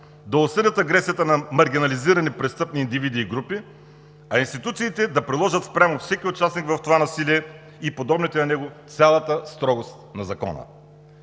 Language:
Bulgarian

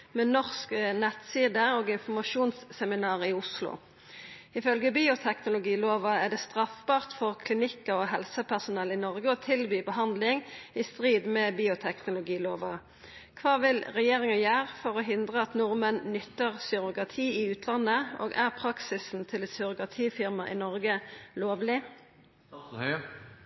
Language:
Norwegian Nynorsk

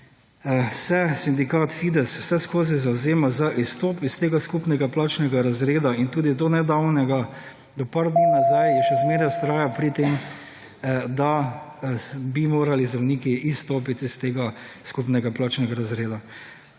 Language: Slovenian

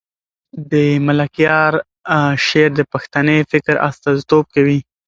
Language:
Pashto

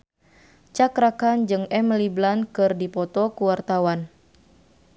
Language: Sundanese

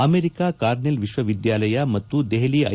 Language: Kannada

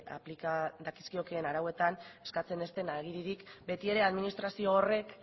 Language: Basque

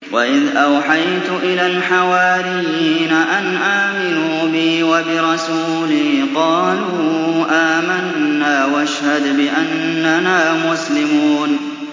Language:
Arabic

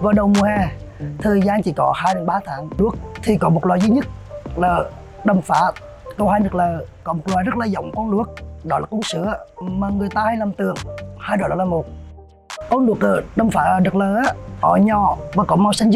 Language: Vietnamese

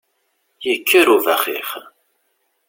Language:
Kabyle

